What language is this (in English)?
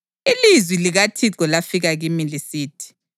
North Ndebele